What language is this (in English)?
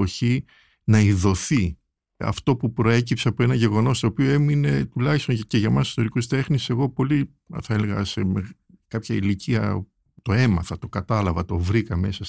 Greek